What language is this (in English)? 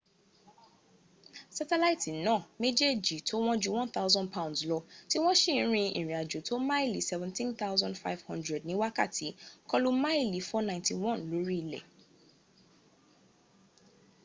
Yoruba